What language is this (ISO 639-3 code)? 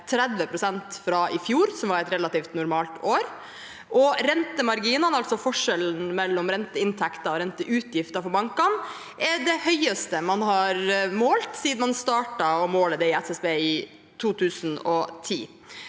nor